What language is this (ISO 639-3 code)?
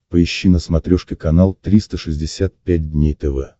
rus